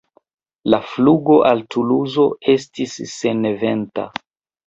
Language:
Esperanto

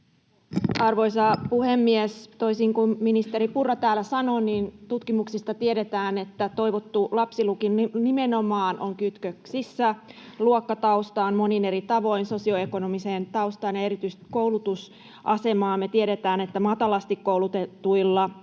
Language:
Finnish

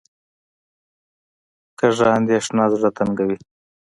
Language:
Pashto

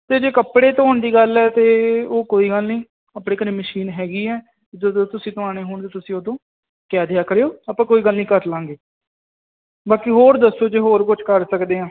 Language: Punjabi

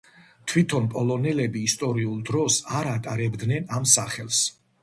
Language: Georgian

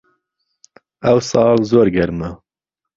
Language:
Central Kurdish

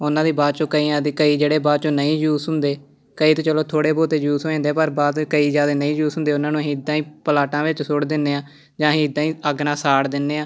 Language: Punjabi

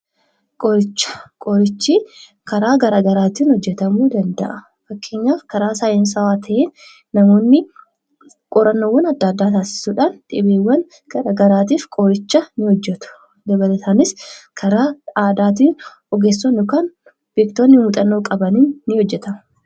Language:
Oromo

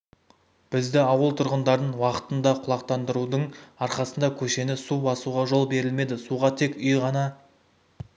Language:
Kazakh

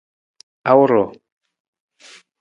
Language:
Nawdm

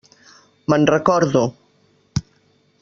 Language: Catalan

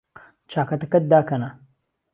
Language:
Central Kurdish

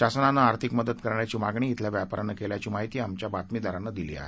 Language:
Marathi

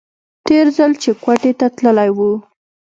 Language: Pashto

